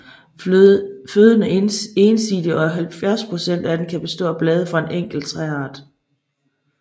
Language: Danish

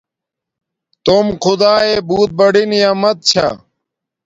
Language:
Domaaki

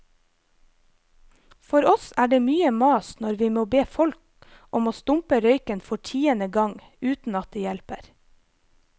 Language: Norwegian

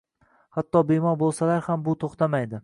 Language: Uzbek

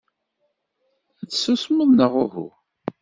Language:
Kabyle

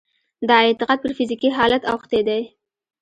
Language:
Pashto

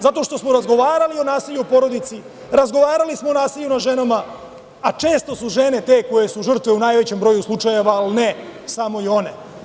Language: Serbian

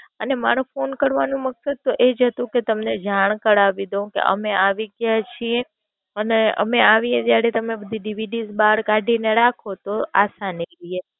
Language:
Gujarati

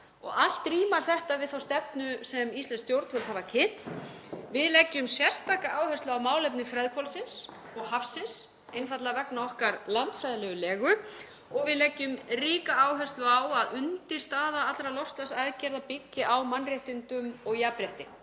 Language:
Icelandic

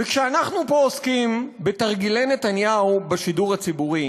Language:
Hebrew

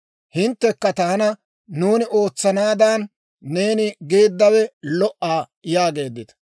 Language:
Dawro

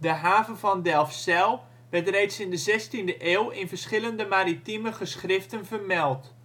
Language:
Dutch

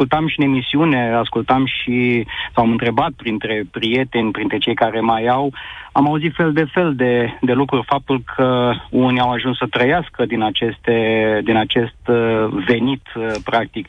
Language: Romanian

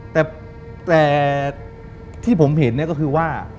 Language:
Thai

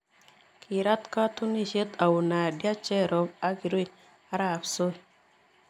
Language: Kalenjin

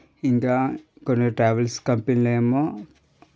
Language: Telugu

